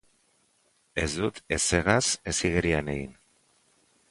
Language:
Basque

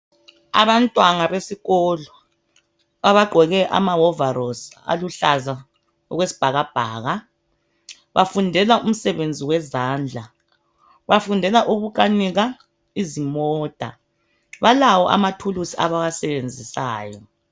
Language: North Ndebele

